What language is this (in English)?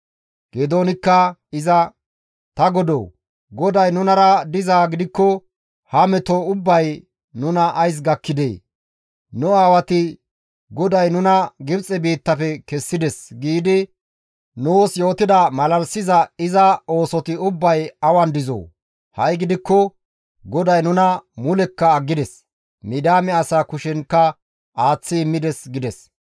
Gamo